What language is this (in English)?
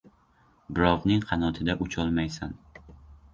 Uzbek